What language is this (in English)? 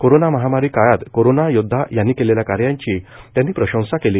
Marathi